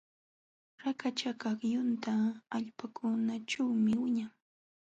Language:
Jauja Wanca Quechua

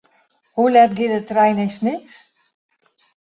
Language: Western Frisian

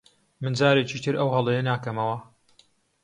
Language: Central Kurdish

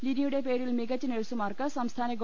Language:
Malayalam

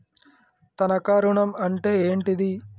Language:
Telugu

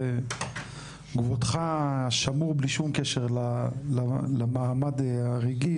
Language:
Hebrew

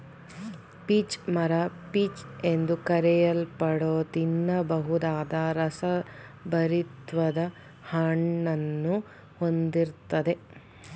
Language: Kannada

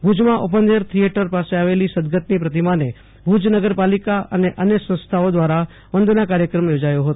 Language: Gujarati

